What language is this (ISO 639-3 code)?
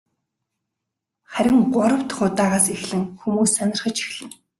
mon